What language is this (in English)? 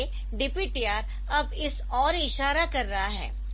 Hindi